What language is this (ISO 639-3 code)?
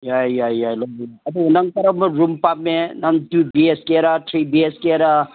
mni